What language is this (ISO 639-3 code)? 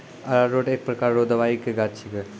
mai